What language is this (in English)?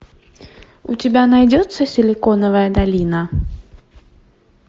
Russian